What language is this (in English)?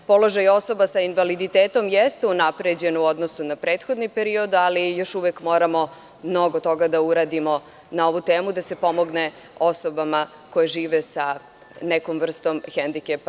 Serbian